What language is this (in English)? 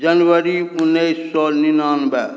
Maithili